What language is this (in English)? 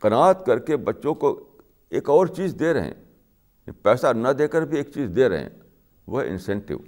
Urdu